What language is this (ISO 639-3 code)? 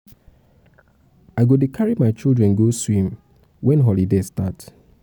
pcm